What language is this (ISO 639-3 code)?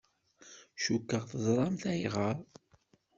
kab